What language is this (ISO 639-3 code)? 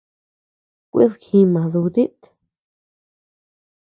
cux